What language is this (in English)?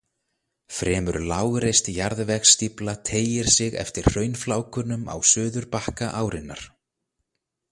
Icelandic